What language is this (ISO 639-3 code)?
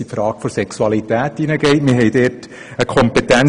gsw